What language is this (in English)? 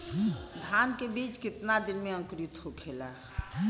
Bhojpuri